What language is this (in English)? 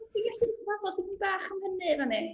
Welsh